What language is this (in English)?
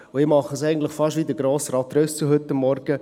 Swiss German